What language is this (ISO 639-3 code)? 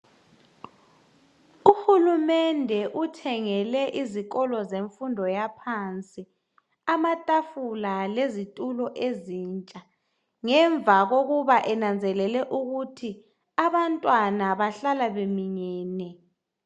nde